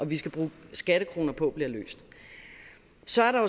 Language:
Danish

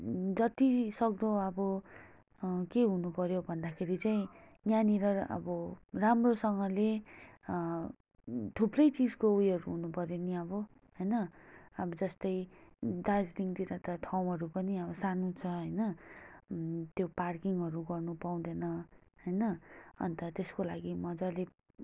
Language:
Nepali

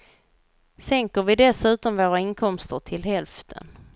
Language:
Swedish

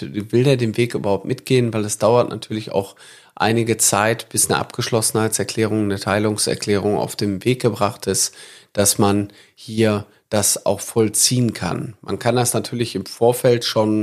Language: German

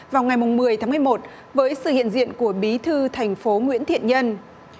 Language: Vietnamese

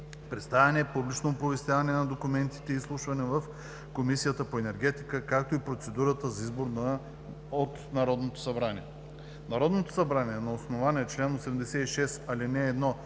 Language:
Bulgarian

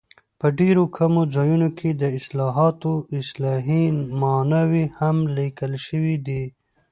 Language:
Pashto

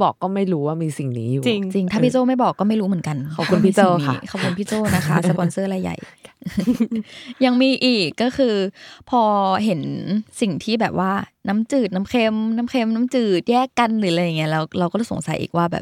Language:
Thai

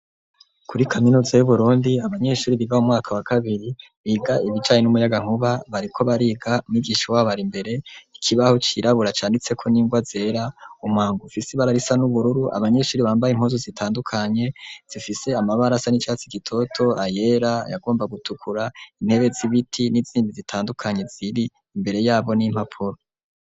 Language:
Rundi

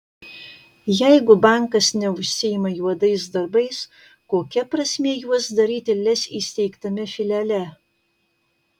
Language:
Lithuanian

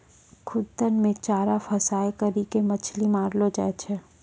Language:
Maithili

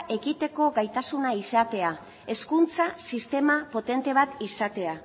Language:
Basque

